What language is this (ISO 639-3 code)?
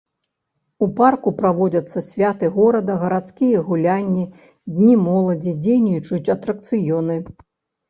bel